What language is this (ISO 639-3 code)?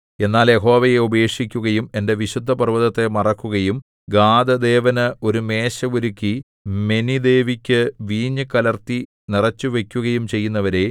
mal